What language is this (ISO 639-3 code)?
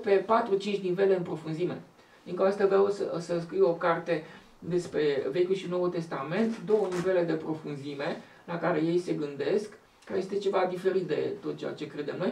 ron